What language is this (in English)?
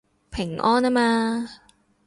Cantonese